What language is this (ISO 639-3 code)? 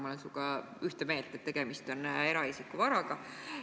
est